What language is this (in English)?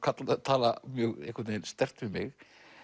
Icelandic